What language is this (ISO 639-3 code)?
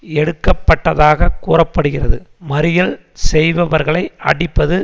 tam